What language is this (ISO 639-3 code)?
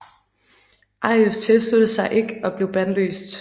dan